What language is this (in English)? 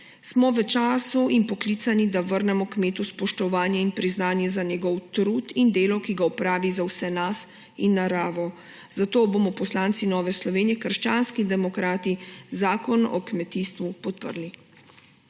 Slovenian